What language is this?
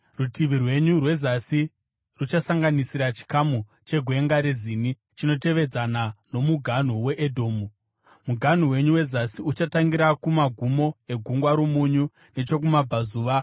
Shona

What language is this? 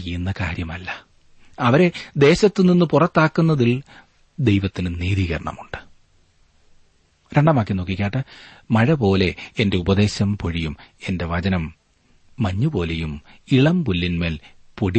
Malayalam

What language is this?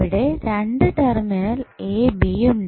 Malayalam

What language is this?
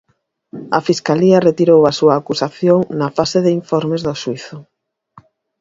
Galician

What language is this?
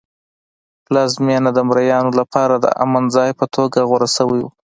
Pashto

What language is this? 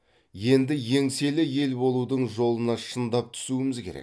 Kazakh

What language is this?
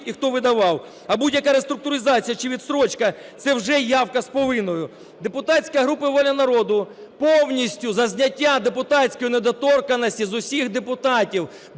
Ukrainian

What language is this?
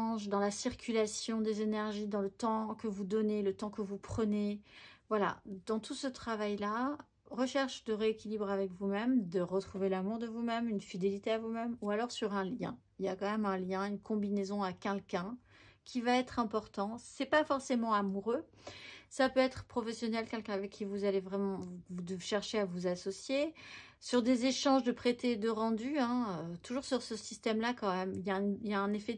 French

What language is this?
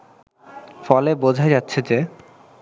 Bangla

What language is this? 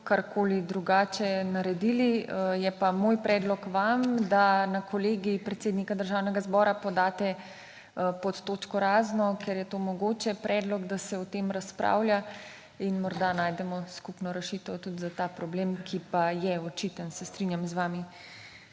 Slovenian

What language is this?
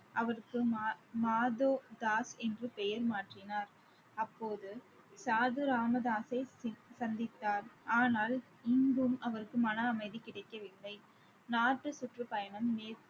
Tamil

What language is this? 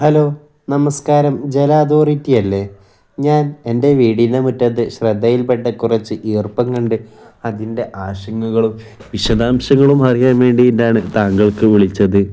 Malayalam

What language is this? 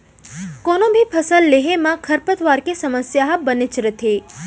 Chhattisgarhi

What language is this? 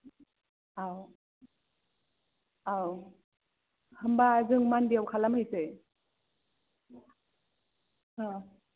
Bodo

